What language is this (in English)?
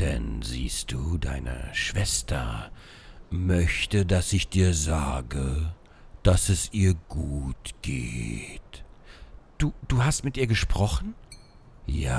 German